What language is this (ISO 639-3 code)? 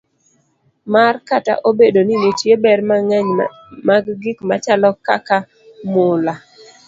luo